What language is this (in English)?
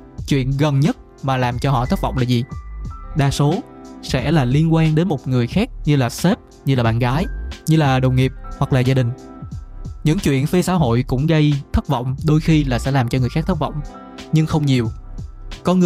Vietnamese